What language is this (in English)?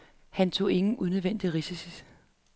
Danish